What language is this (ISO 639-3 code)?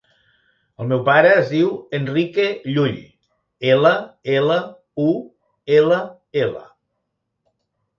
cat